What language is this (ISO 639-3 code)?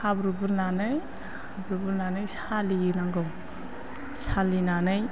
brx